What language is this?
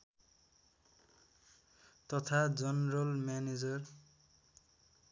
Nepali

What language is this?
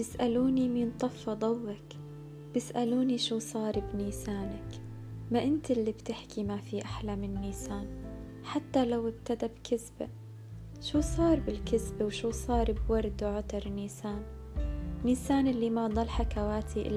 Arabic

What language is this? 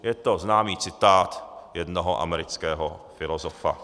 Czech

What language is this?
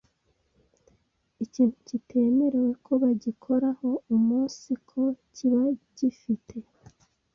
Kinyarwanda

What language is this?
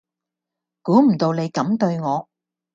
Cantonese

